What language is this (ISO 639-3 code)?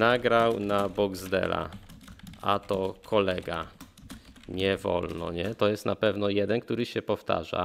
pol